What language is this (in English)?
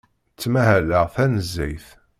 Kabyle